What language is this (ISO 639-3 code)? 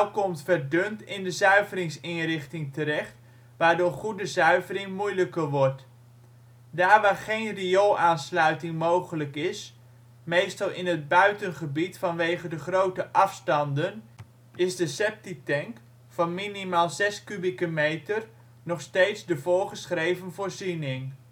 nld